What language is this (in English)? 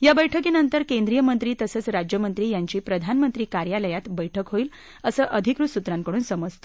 Marathi